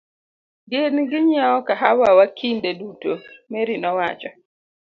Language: Luo (Kenya and Tanzania)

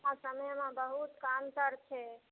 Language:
Maithili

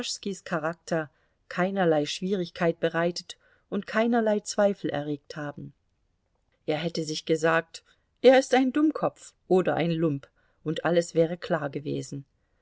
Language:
German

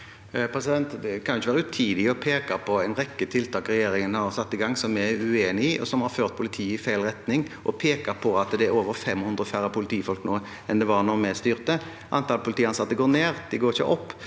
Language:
Norwegian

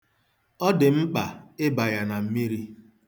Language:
Igbo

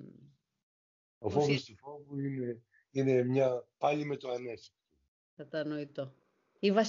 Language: Greek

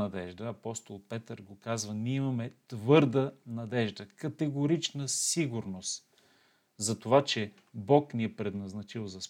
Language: Bulgarian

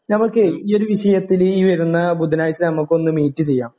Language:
Malayalam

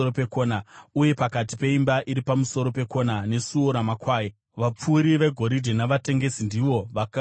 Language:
Shona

